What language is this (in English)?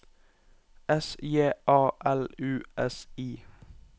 Norwegian